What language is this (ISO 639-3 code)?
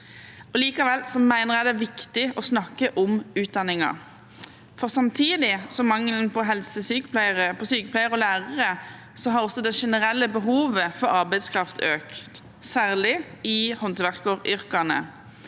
nor